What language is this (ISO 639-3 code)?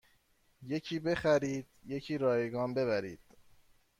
fas